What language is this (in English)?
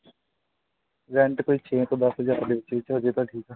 Punjabi